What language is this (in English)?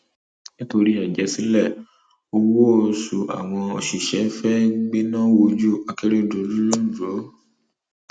Yoruba